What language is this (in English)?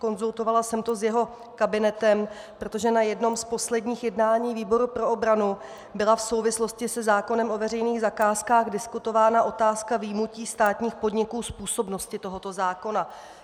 Czech